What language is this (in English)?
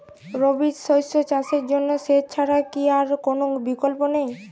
Bangla